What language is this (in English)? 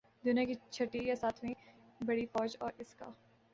Urdu